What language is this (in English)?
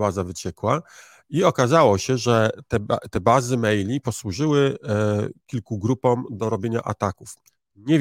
Polish